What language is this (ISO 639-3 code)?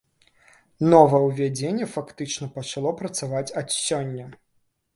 bel